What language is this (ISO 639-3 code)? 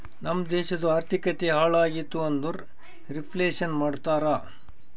kan